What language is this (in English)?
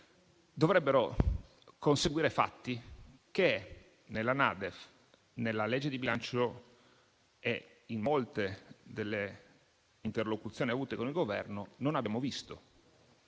Italian